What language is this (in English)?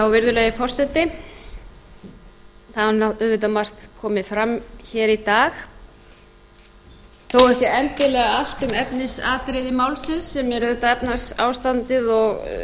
Icelandic